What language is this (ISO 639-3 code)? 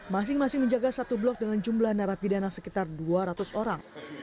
ind